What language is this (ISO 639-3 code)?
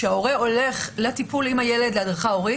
heb